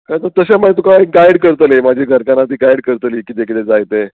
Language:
Konkani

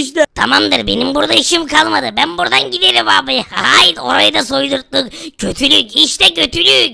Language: Turkish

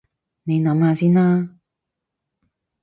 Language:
Cantonese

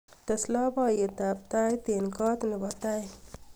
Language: Kalenjin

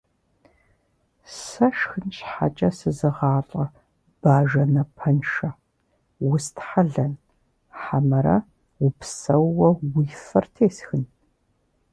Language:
Kabardian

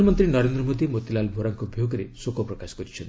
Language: Odia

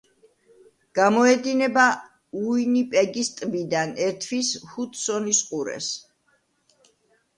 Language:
Georgian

